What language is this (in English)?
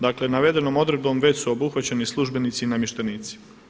Croatian